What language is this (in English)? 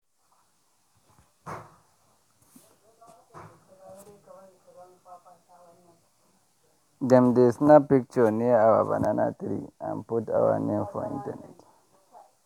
Nigerian Pidgin